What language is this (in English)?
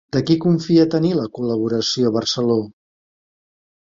Catalan